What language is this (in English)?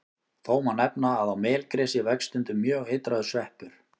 Icelandic